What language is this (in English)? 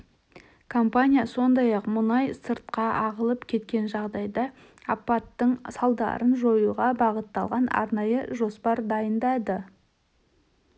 Kazakh